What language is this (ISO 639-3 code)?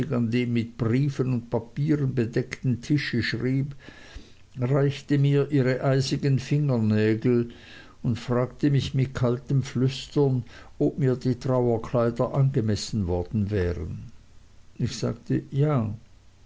deu